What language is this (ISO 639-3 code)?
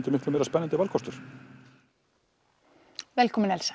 isl